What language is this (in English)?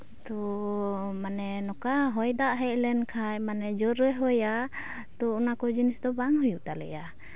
Santali